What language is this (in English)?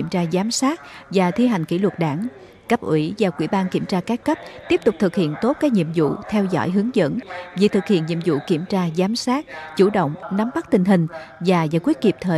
Vietnamese